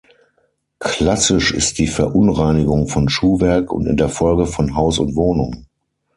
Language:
German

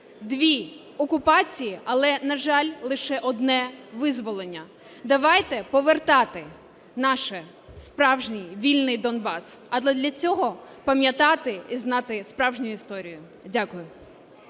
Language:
Ukrainian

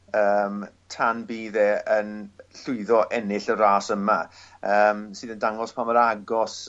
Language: Welsh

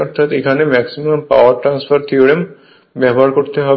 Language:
Bangla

